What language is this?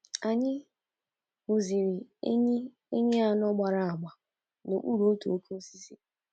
Igbo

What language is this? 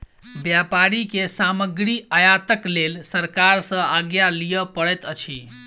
Maithili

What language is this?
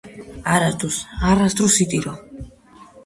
Georgian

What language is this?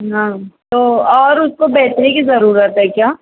Urdu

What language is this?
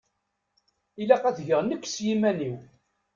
Kabyle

